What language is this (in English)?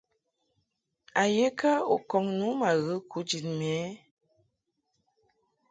Mungaka